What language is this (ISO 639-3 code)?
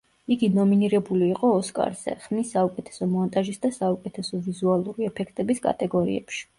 kat